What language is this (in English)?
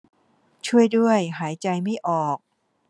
Thai